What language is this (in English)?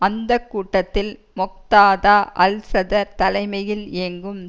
Tamil